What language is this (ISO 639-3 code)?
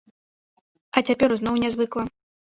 bel